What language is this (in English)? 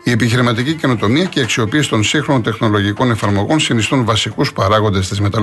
Greek